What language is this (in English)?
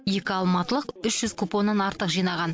Kazakh